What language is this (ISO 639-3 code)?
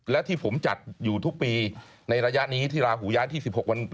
tha